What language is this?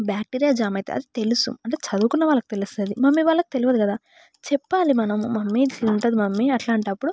Telugu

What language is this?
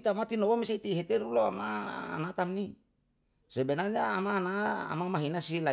Yalahatan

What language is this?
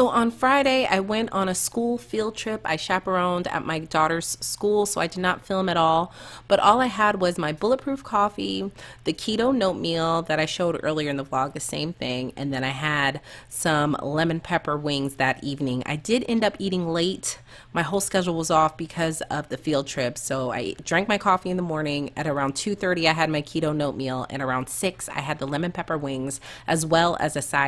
English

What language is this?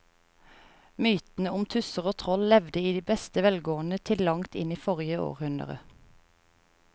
Norwegian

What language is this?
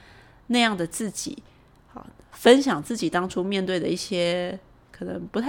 Chinese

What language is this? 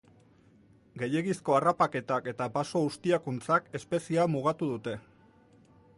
Basque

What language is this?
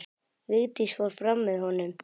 Icelandic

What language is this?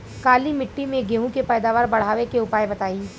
Bhojpuri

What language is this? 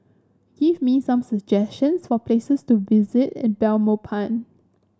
English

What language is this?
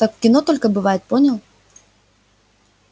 Russian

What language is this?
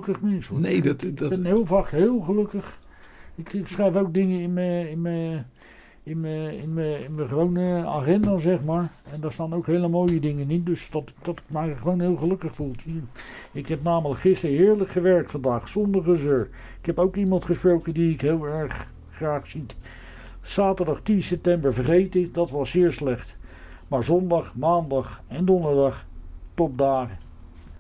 Dutch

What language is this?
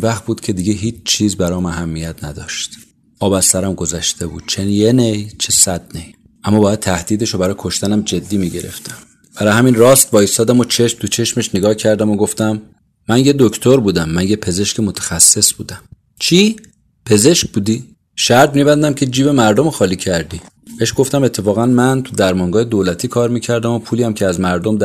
Persian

